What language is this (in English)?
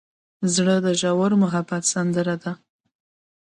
Pashto